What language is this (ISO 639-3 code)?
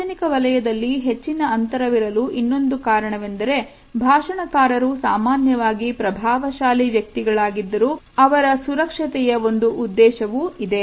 kan